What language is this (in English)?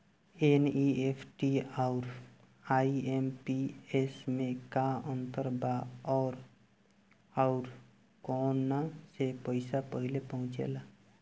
Bhojpuri